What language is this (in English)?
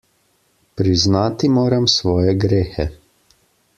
Slovenian